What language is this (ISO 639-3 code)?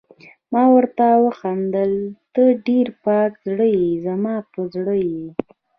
pus